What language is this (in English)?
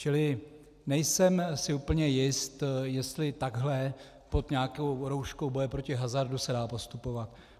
Czech